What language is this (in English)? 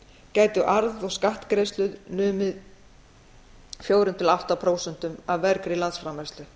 Icelandic